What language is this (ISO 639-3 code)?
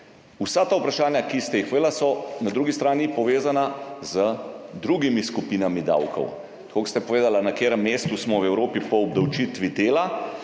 slv